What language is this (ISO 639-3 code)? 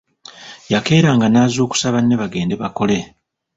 lug